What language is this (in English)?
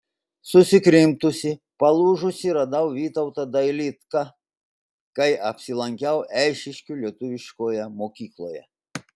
Lithuanian